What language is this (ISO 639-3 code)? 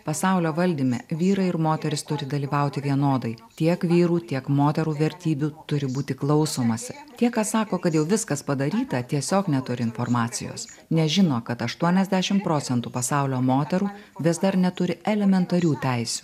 lit